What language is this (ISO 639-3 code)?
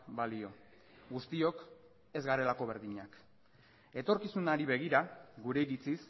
eus